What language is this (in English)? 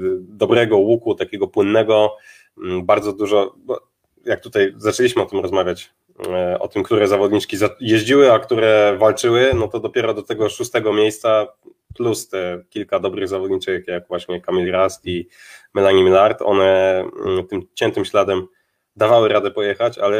Polish